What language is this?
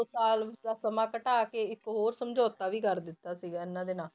Punjabi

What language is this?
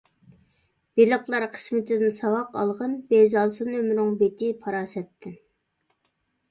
Uyghur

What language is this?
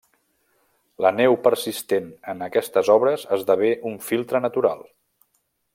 Catalan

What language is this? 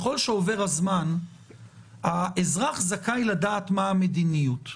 Hebrew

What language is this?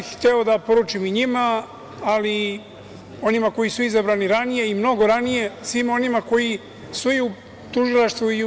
Serbian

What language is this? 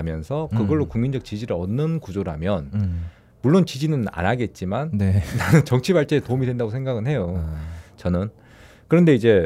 Korean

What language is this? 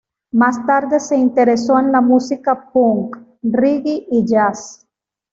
Spanish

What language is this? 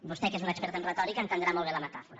Catalan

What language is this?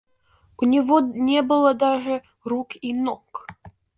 Russian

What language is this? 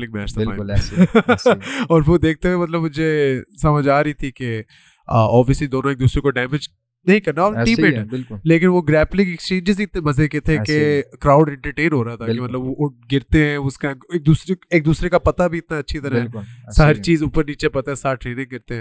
Urdu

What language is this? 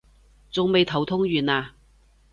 Cantonese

